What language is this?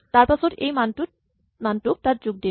Assamese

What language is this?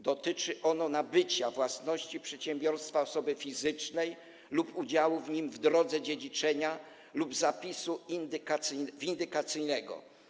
Polish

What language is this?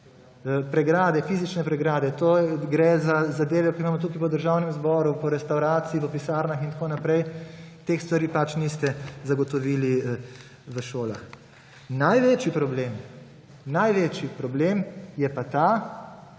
Slovenian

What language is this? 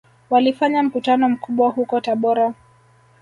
Swahili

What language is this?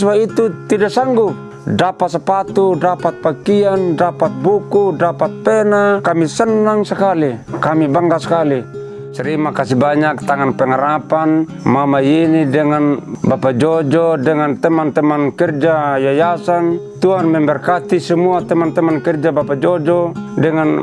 Indonesian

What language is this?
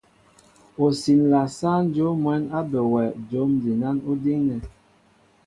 Mbo (Cameroon)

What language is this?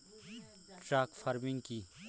Bangla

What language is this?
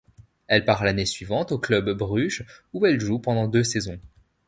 French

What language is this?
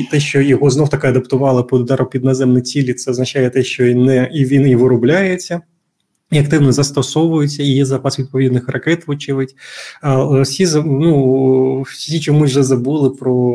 Ukrainian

